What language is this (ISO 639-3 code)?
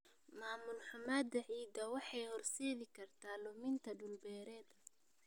som